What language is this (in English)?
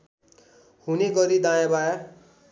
Nepali